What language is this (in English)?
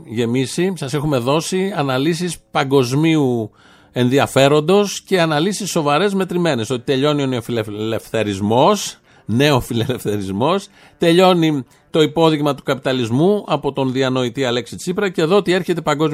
Greek